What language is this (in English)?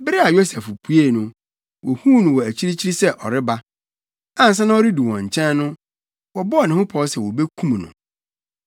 Akan